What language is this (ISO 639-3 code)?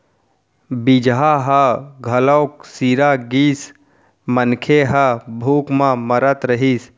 hne